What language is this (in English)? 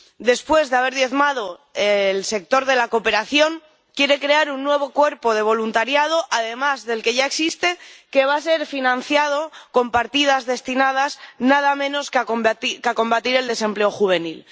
Spanish